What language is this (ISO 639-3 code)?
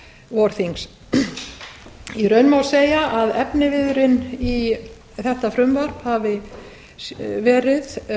isl